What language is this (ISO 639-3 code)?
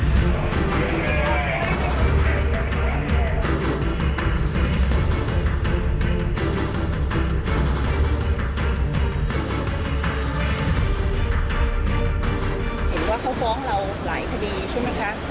tha